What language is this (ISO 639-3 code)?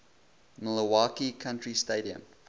eng